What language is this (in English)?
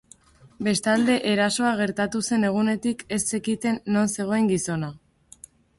Basque